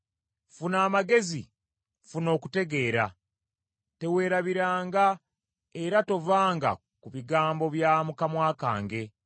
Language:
Ganda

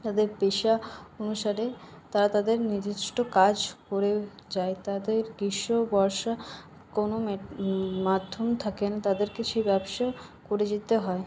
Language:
Bangla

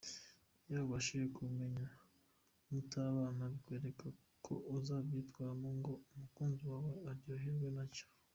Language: Kinyarwanda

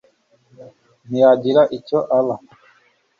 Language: Kinyarwanda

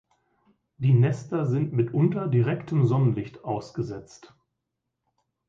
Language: German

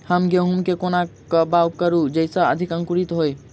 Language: Maithili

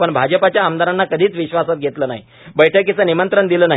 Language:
Marathi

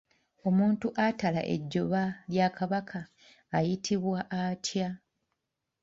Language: Ganda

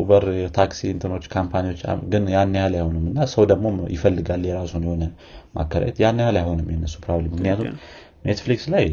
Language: Amharic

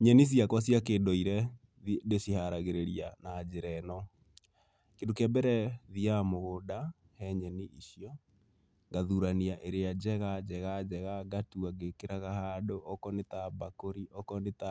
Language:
Kikuyu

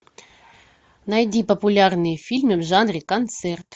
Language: Russian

